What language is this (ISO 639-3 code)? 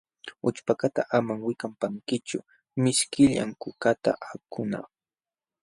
qxw